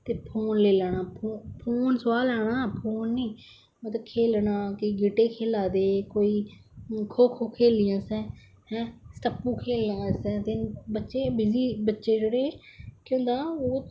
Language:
Dogri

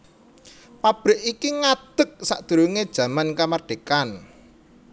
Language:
Javanese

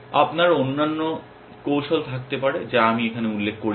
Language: Bangla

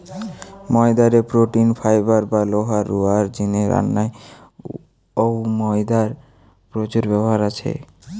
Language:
Bangla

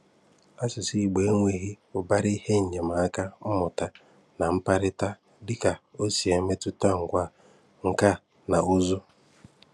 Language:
Igbo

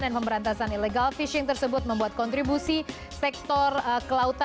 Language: Indonesian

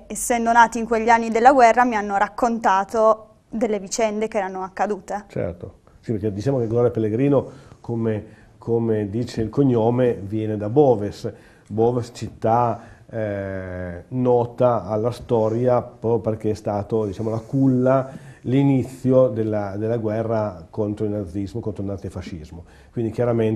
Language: Italian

